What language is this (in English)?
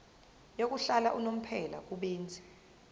Zulu